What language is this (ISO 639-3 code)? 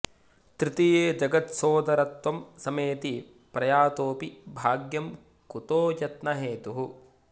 san